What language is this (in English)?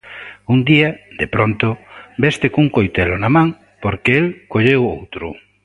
Galician